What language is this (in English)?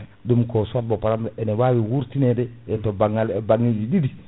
Fula